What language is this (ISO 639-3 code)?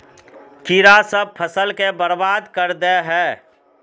mag